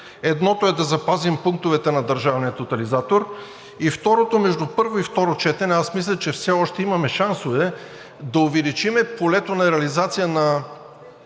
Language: Bulgarian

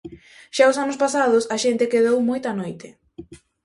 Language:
Galician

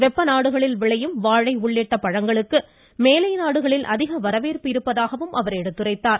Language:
Tamil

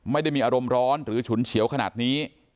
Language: Thai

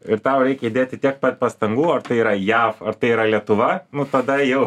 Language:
Lithuanian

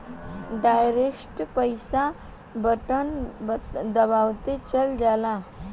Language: Bhojpuri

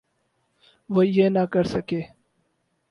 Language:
Urdu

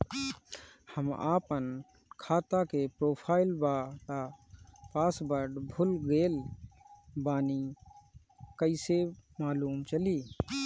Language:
Bhojpuri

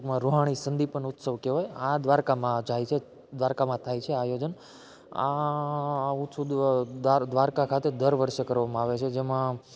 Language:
Gujarati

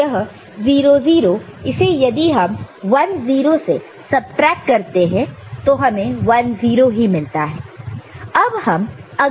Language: Hindi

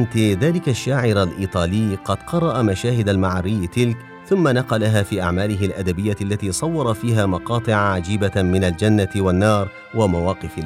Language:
Arabic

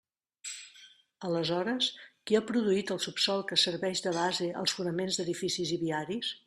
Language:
Catalan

